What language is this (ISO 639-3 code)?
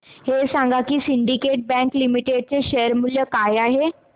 mar